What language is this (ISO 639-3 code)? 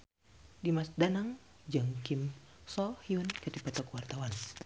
sun